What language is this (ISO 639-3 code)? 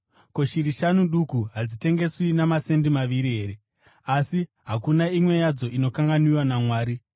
sna